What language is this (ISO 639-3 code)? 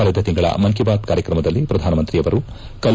kan